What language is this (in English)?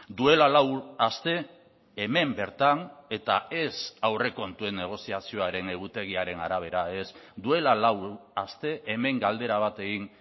Basque